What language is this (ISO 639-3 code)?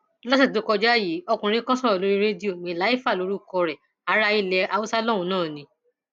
yor